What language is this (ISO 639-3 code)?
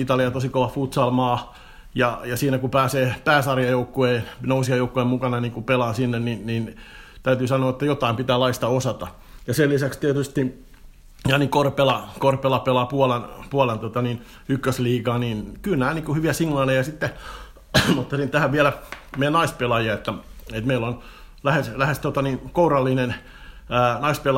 fin